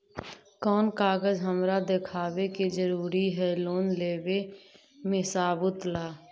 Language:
Magahi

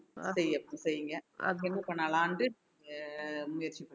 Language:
Tamil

